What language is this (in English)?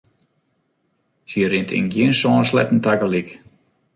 Western Frisian